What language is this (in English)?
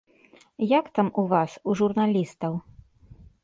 Belarusian